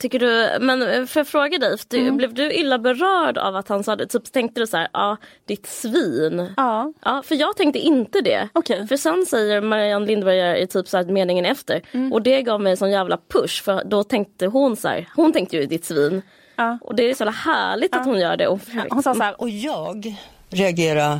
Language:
Swedish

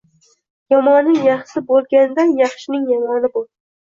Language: Uzbek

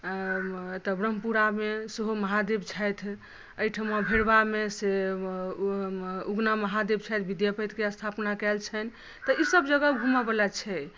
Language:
Maithili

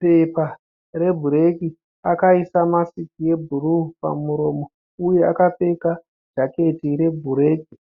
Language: Shona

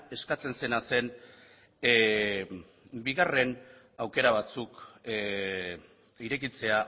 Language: Basque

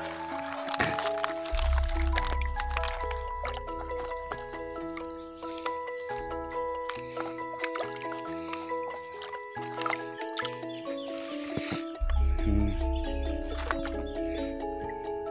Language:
Indonesian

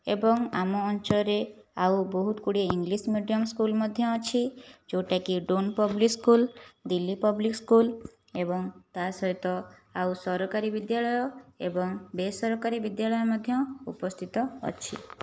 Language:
Odia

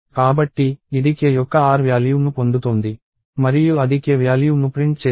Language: Telugu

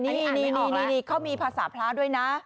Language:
Thai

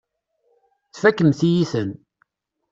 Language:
Kabyle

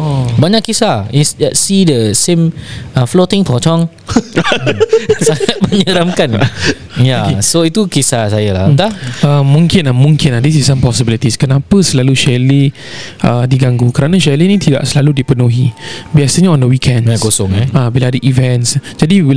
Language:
Malay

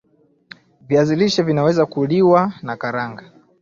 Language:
Swahili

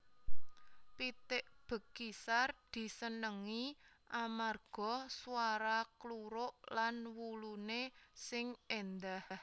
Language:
Javanese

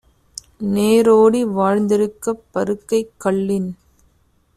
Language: Tamil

